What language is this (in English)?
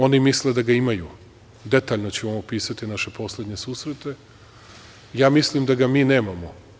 Serbian